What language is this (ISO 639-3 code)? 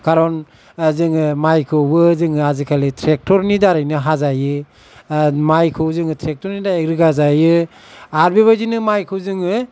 brx